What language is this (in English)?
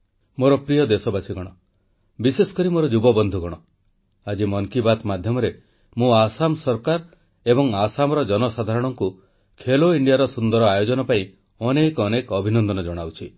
Odia